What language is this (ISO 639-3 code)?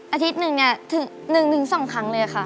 tha